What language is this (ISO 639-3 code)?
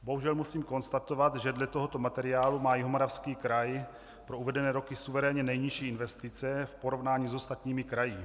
ces